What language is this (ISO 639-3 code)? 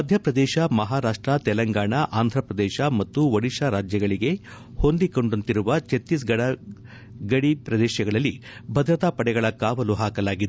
kan